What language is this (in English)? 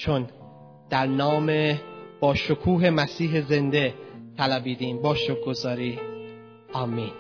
Persian